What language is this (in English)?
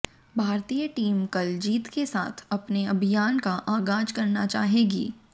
Hindi